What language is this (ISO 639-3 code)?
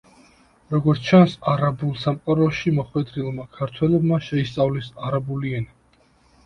kat